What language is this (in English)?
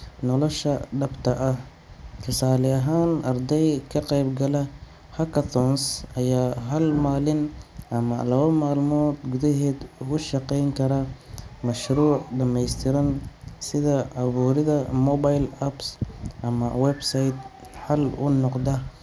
Somali